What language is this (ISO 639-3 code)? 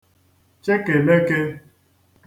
ibo